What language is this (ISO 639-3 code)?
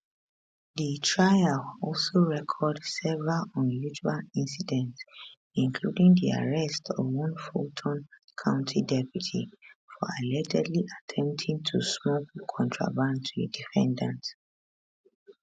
pcm